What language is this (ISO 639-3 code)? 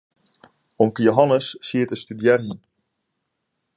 fry